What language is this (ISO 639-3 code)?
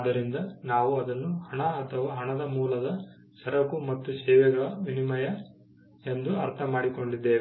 kan